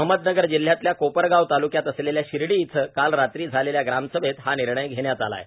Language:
Marathi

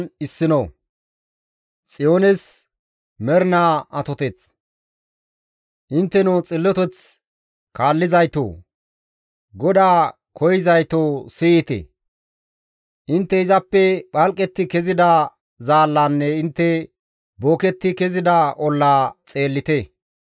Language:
Gamo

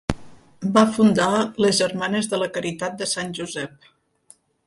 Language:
Catalan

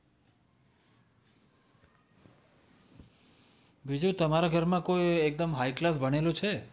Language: Gujarati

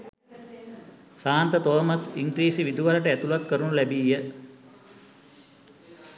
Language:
Sinhala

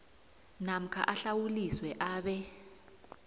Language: South Ndebele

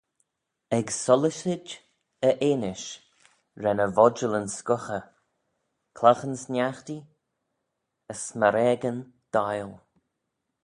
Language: Manx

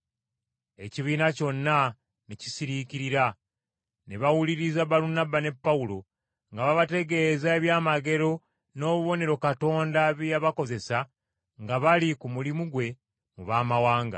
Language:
Ganda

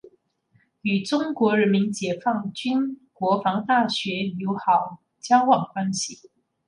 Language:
Chinese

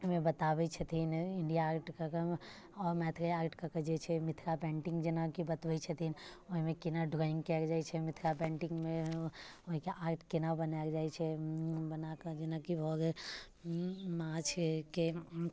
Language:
Maithili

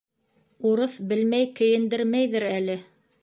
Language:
Bashkir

